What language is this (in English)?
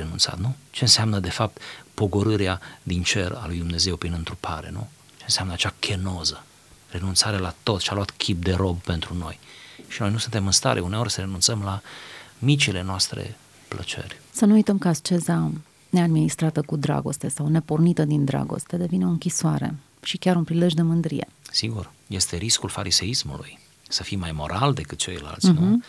Romanian